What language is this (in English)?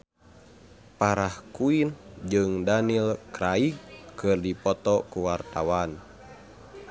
Sundanese